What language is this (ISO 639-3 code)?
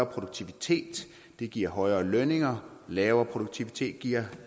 dan